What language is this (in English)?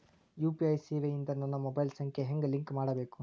Kannada